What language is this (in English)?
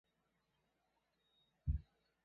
Chinese